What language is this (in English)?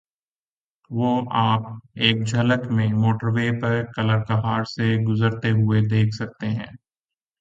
Urdu